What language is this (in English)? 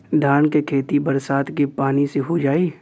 Bhojpuri